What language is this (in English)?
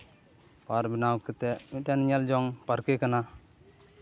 Santali